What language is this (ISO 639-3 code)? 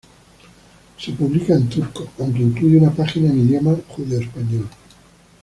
spa